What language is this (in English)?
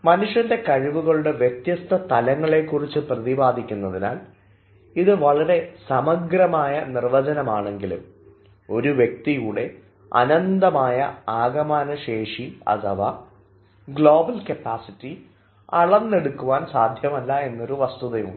Malayalam